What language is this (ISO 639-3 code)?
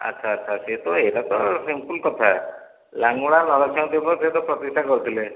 ori